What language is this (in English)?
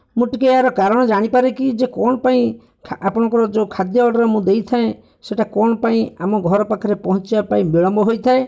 Odia